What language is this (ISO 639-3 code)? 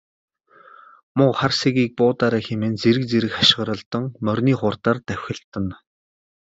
mon